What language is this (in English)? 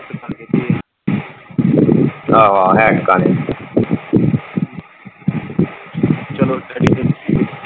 Punjabi